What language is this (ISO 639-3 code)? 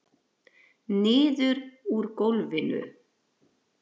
isl